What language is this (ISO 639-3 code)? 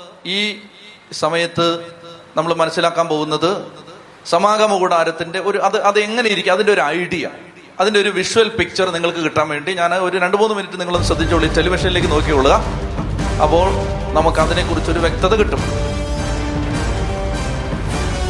mal